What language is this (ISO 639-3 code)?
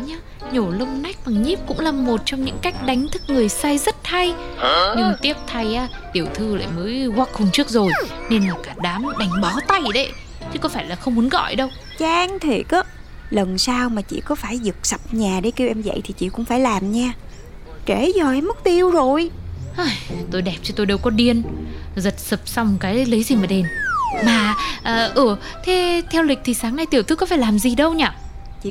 vie